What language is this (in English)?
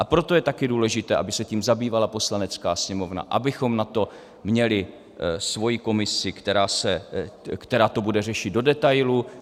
Czech